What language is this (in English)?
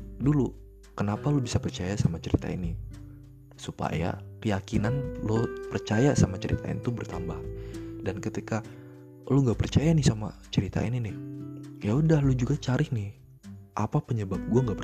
Indonesian